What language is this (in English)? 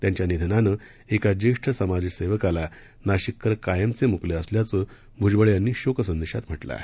Marathi